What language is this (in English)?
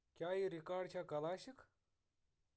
Kashmiri